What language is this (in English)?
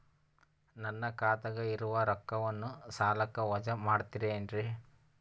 Kannada